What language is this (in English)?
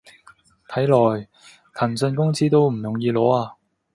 Cantonese